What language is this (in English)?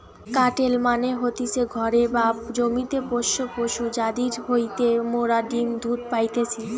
Bangla